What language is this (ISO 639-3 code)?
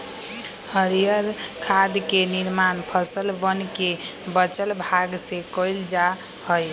mag